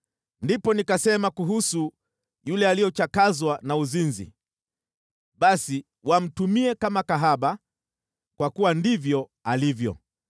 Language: Swahili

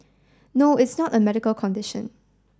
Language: English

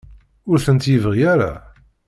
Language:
Kabyle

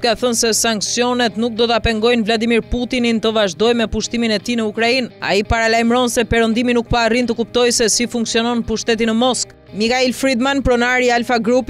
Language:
Romanian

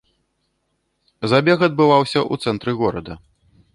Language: Belarusian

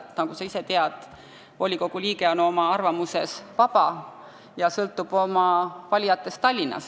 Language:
Estonian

